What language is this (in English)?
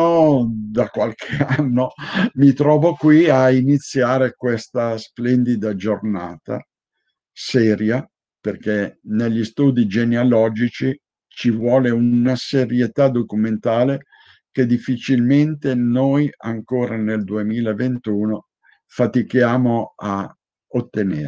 Italian